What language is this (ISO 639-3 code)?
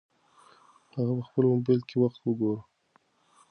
pus